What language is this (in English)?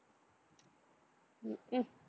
Tamil